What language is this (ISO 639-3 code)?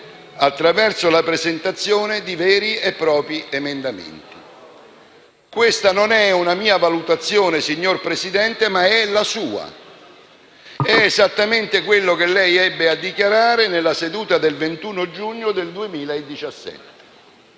ita